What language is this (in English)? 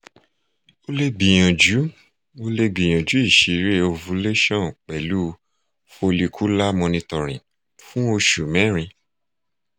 Yoruba